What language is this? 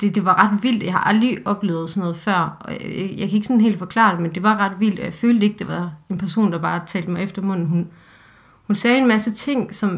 Danish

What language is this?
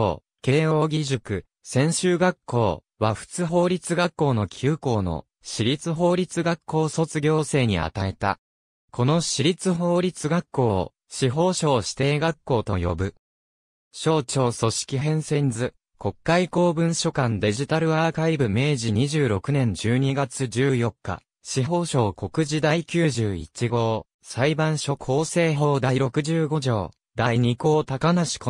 Japanese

